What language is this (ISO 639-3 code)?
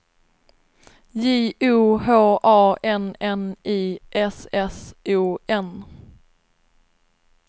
swe